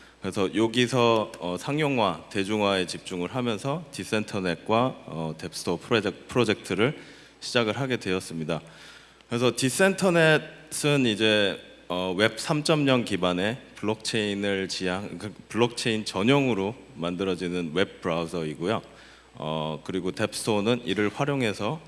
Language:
Korean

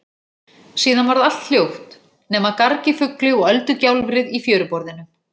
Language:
Icelandic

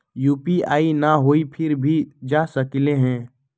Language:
Magahi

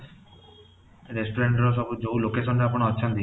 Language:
Odia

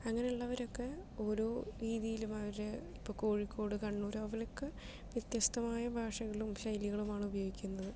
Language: Malayalam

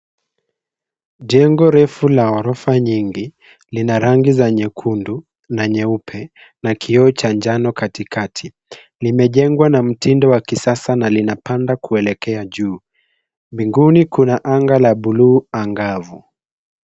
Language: Swahili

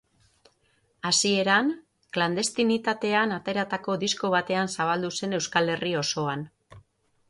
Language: Basque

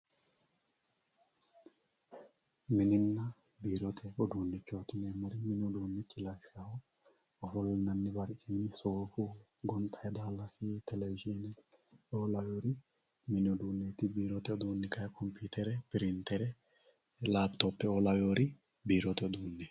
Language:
Sidamo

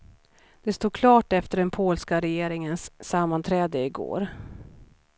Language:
Swedish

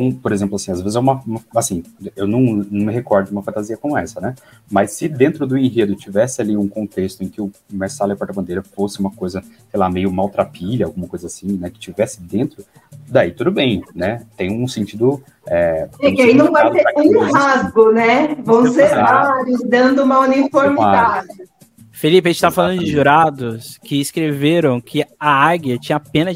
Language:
Portuguese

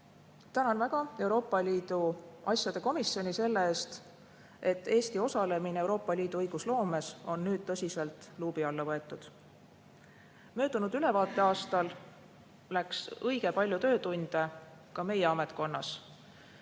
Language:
Estonian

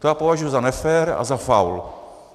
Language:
Czech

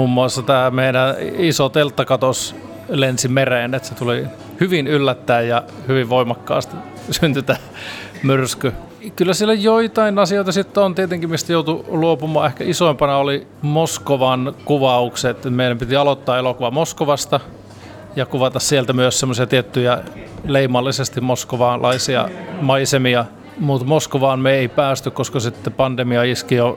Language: Finnish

